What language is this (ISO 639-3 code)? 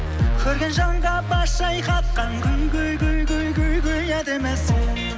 kaz